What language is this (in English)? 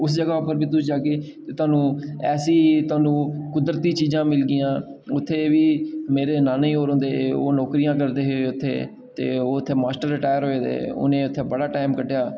Dogri